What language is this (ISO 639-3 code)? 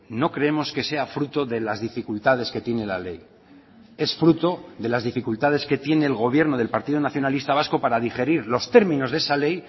spa